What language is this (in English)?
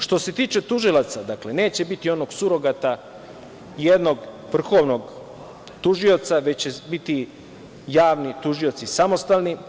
Serbian